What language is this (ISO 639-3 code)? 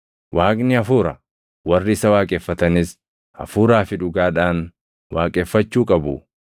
orm